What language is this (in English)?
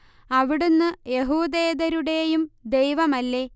Malayalam